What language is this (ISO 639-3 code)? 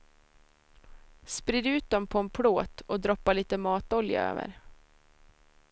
swe